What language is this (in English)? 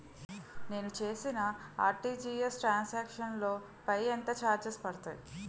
Telugu